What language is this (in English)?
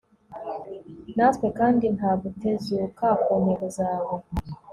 Kinyarwanda